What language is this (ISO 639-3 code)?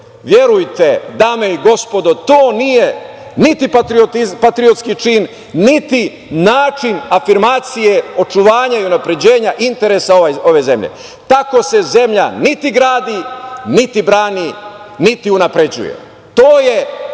srp